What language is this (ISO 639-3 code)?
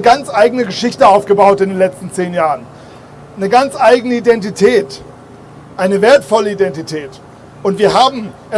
deu